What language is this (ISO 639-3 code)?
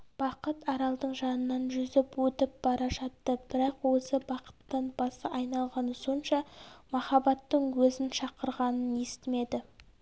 kaz